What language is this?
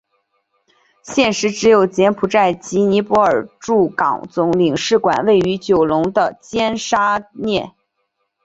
Chinese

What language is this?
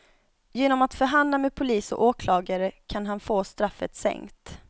Swedish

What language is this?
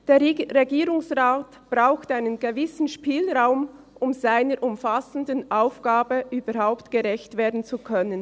Swiss German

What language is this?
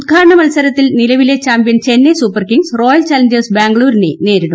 Malayalam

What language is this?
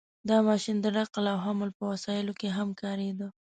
Pashto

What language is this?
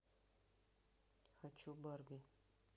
Russian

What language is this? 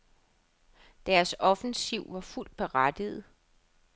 Danish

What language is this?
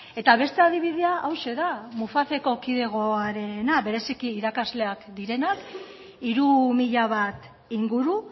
Basque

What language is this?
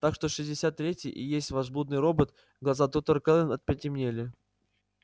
Russian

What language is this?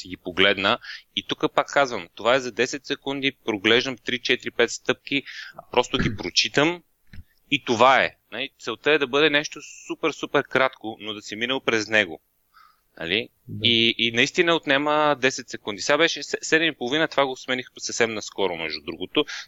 Bulgarian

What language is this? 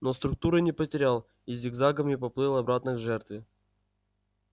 Russian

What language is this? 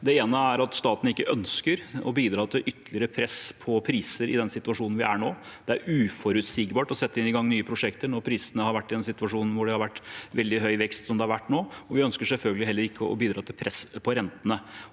Norwegian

